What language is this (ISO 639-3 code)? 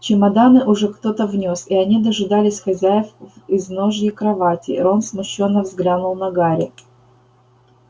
rus